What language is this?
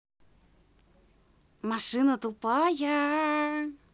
Russian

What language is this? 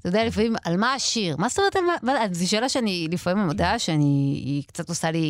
Hebrew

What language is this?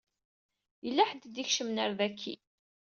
Kabyle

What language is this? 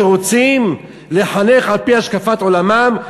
Hebrew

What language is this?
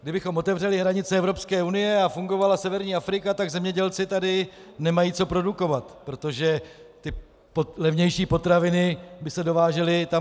Czech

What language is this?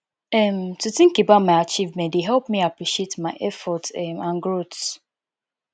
Nigerian Pidgin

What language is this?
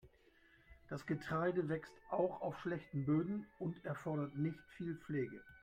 German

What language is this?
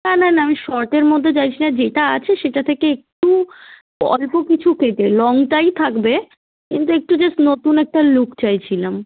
Bangla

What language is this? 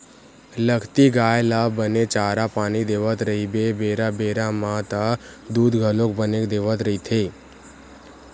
Chhattisgarhi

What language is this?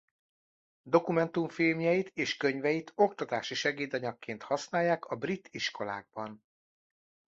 Hungarian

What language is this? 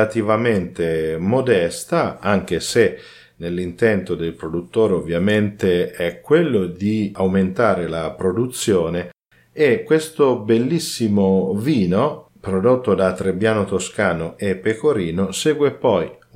Italian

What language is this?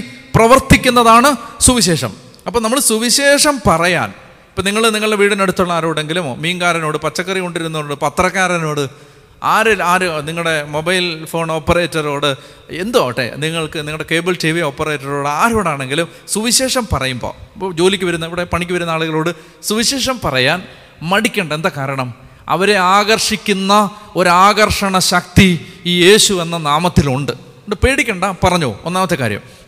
Malayalam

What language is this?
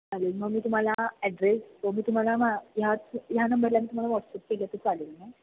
Marathi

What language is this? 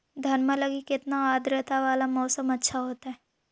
Magahi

